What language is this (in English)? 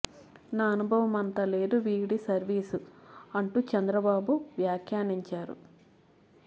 Telugu